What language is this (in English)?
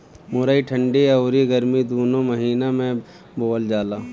Bhojpuri